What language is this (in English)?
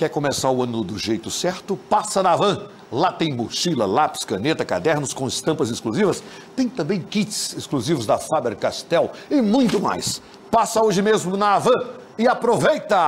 Portuguese